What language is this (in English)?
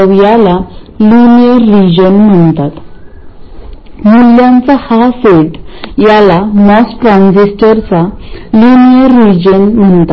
Marathi